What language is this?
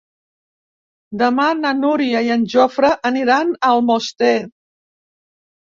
Catalan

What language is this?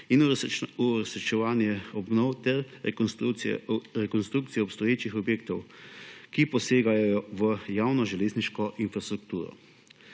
Slovenian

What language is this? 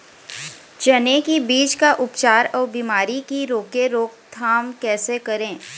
Chhattisgarhi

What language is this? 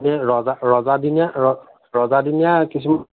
Assamese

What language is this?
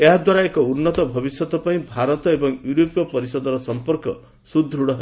Odia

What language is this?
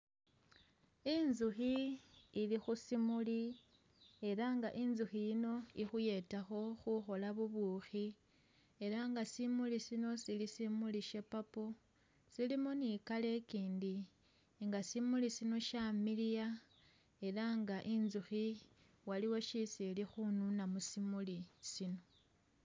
Masaaba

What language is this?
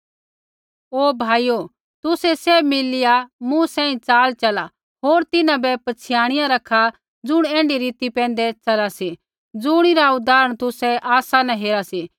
Kullu Pahari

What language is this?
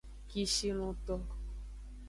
Aja (Benin)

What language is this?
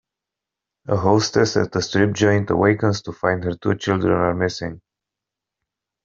English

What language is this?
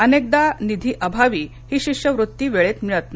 Marathi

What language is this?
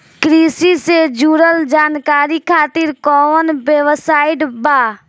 Bhojpuri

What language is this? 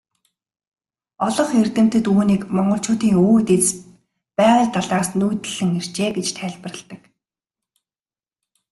Mongolian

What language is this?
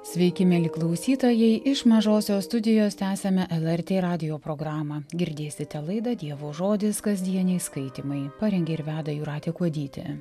Lithuanian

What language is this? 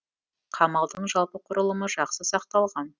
Kazakh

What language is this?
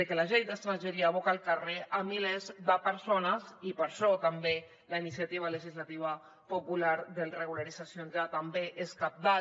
Catalan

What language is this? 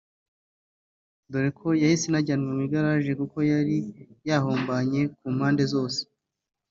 Kinyarwanda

